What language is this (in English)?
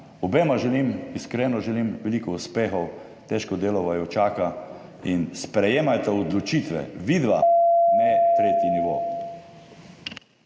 Slovenian